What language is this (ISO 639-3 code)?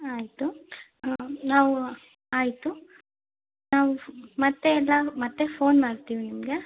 kan